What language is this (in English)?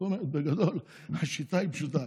Hebrew